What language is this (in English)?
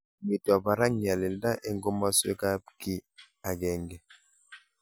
Kalenjin